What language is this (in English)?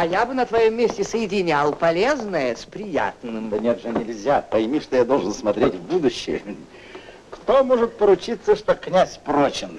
Russian